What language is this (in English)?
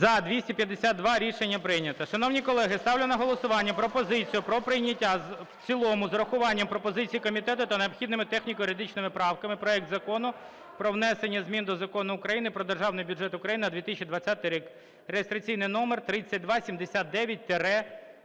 Ukrainian